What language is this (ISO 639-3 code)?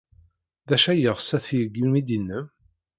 kab